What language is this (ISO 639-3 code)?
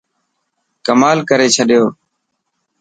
mki